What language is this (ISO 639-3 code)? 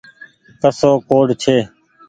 gig